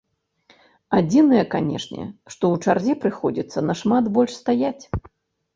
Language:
Belarusian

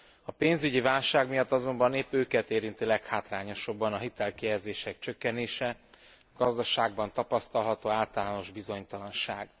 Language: Hungarian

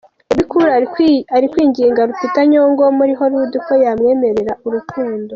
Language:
Kinyarwanda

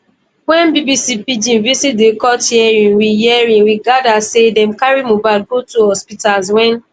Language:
Nigerian Pidgin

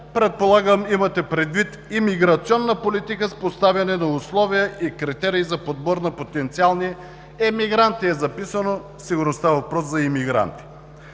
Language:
Bulgarian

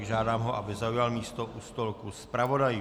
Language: Czech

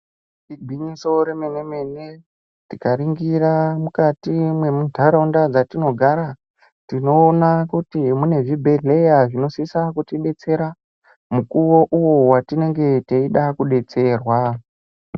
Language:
Ndau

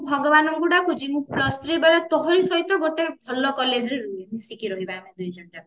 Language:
Odia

